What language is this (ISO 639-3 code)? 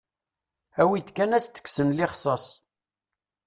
kab